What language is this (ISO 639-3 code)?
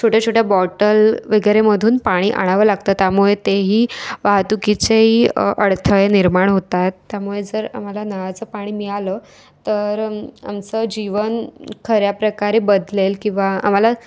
mar